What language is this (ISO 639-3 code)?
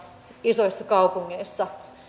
fin